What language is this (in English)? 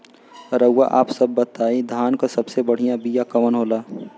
Bhojpuri